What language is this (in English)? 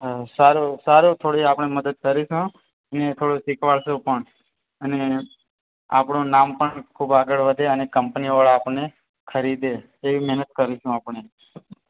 Gujarati